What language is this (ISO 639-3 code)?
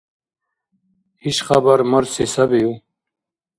dar